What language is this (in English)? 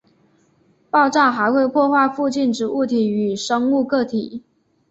Chinese